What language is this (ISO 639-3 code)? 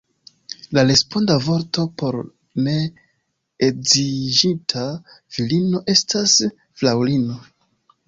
epo